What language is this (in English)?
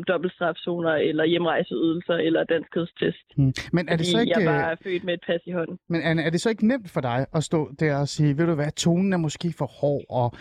Danish